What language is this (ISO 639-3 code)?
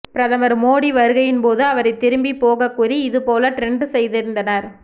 tam